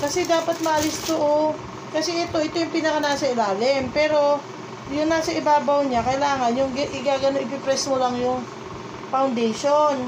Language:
Filipino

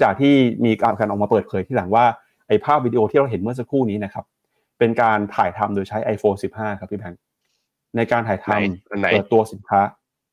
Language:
Thai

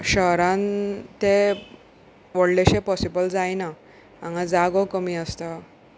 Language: Konkani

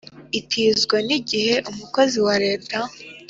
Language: Kinyarwanda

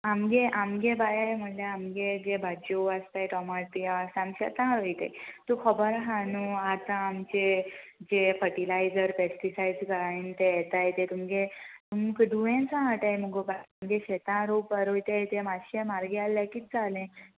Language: Konkani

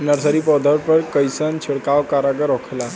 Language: Bhojpuri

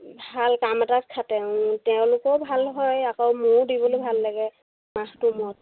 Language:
Assamese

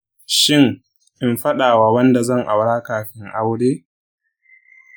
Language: Hausa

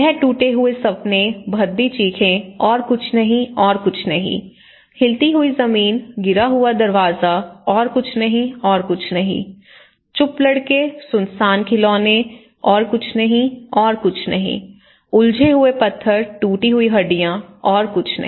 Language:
Hindi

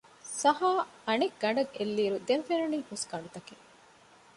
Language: Divehi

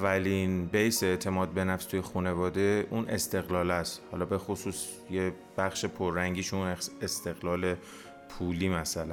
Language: Persian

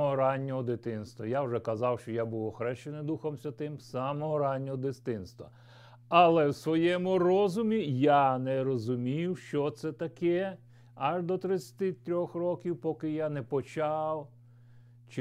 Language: Ukrainian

